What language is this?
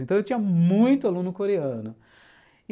Portuguese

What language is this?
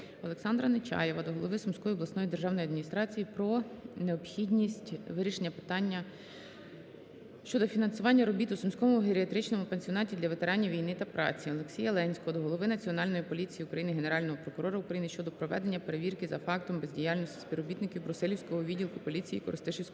Ukrainian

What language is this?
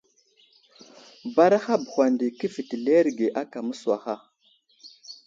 Wuzlam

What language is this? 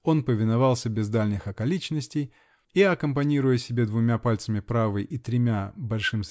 Russian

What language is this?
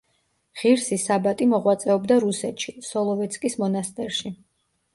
Georgian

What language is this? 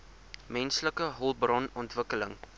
Afrikaans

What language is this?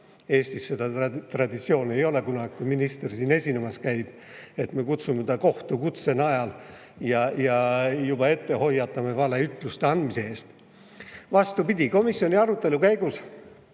Estonian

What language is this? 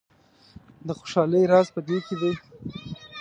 Pashto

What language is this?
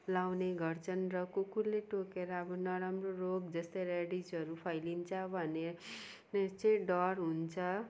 Nepali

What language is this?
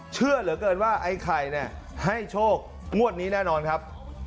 Thai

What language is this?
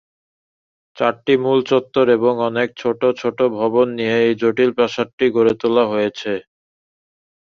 Bangla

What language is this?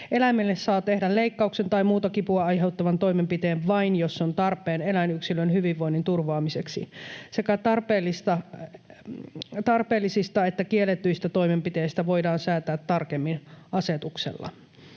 Finnish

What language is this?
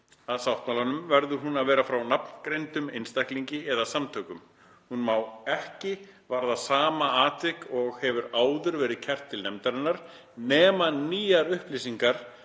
Icelandic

